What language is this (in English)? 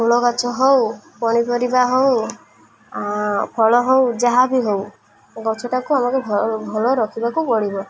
Odia